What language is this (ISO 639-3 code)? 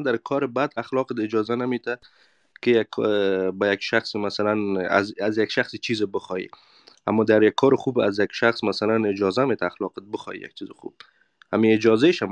fas